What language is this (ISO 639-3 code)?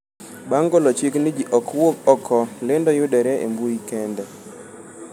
luo